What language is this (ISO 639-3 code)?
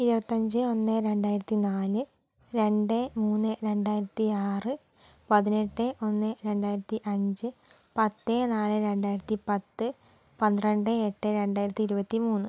mal